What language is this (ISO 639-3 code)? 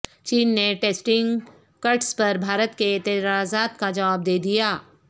urd